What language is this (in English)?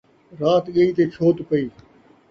Saraiki